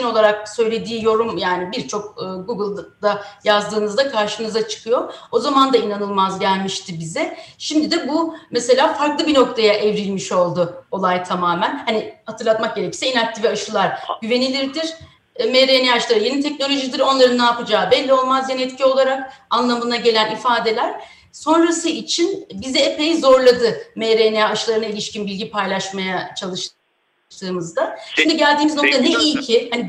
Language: Turkish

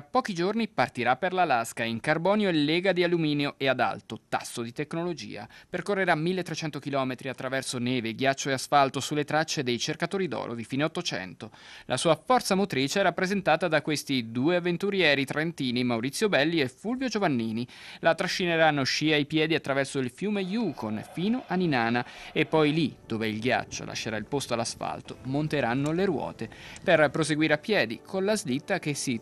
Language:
Italian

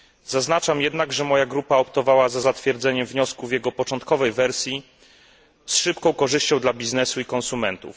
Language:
Polish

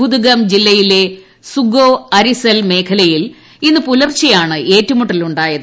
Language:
Malayalam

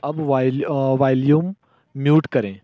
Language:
Hindi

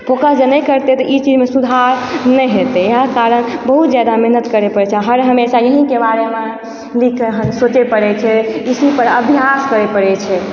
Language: Maithili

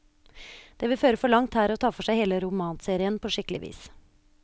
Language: Norwegian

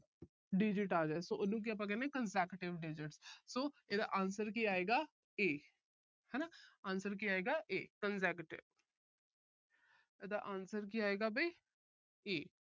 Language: Punjabi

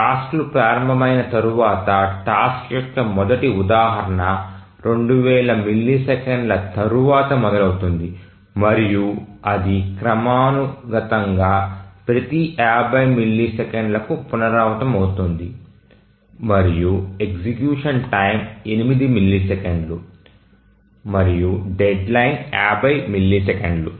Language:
Telugu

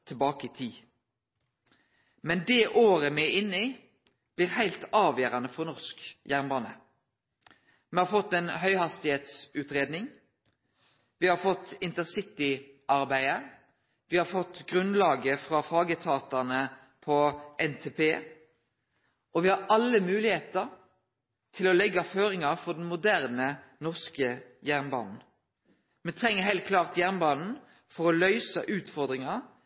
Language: Norwegian Nynorsk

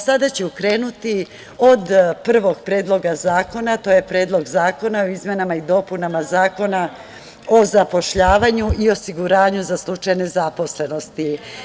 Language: Serbian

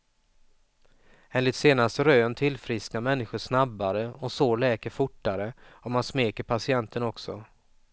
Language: Swedish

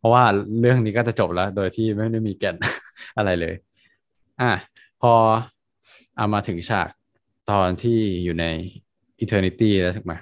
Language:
Thai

